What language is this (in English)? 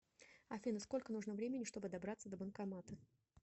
Russian